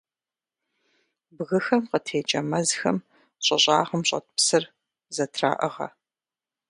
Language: Kabardian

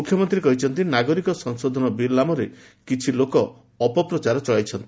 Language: Odia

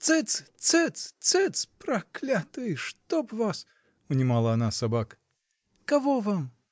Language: Russian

